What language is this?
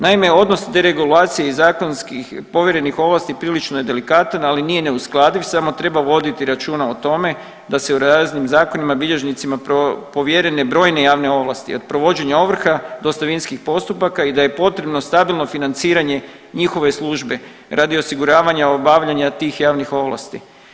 Croatian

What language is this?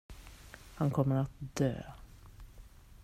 Swedish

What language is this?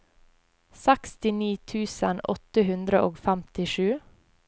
Norwegian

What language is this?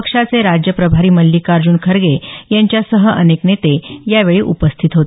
Marathi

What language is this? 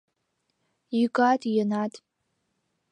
Mari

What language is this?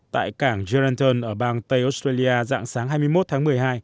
Vietnamese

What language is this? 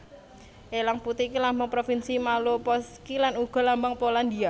Javanese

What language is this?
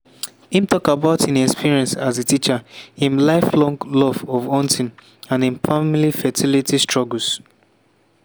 Nigerian Pidgin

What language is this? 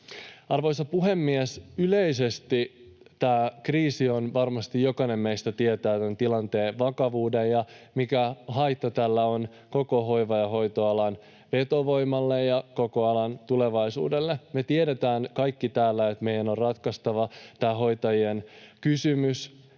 Finnish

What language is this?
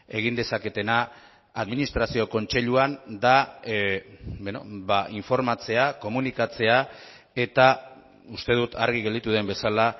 Basque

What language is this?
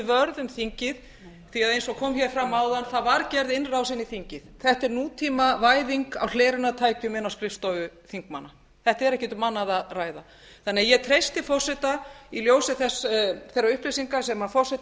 Icelandic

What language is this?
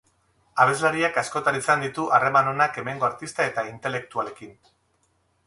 Basque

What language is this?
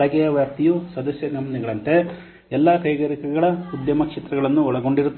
Kannada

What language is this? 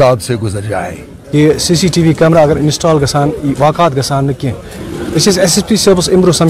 Urdu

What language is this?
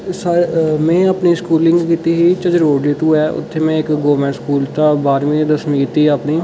Dogri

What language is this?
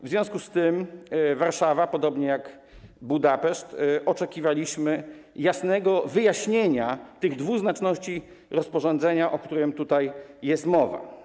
Polish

